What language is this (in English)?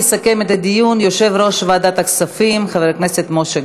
Hebrew